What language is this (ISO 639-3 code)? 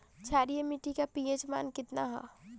bho